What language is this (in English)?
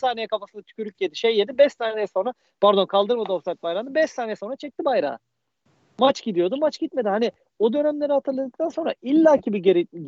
Turkish